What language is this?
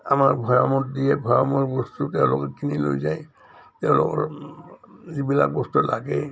Assamese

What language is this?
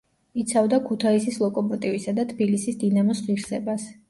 Georgian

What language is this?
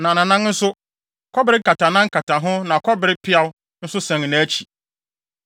Akan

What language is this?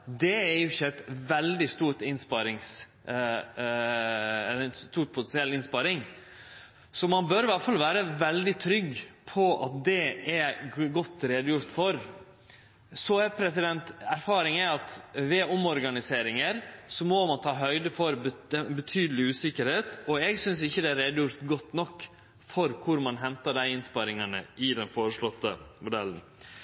Norwegian Nynorsk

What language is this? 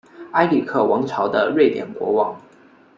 Chinese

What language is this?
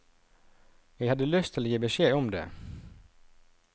Norwegian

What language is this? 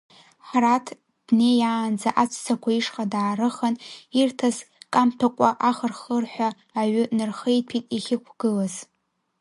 Abkhazian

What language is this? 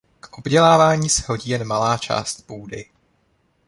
Czech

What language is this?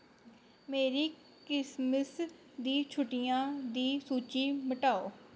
Dogri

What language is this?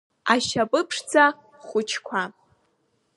Abkhazian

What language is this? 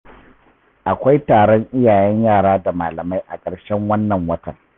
Hausa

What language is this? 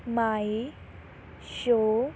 Punjabi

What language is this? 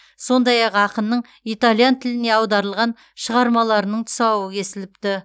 Kazakh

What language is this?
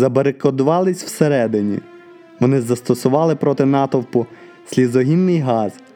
Ukrainian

